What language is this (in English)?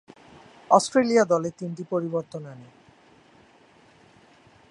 Bangla